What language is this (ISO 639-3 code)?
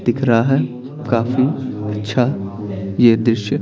hin